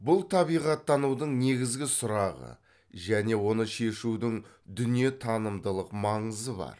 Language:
Kazakh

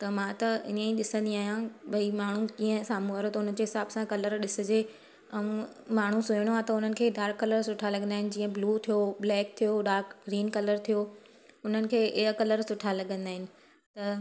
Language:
Sindhi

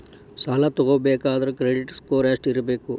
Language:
Kannada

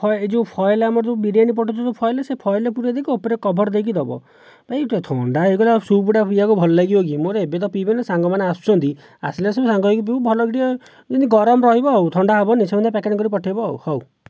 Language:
Odia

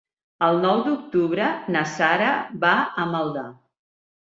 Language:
Catalan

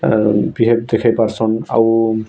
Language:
Odia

